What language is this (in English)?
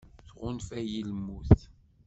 Kabyle